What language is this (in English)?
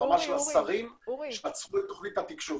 Hebrew